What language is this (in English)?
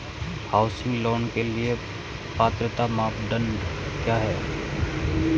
Hindi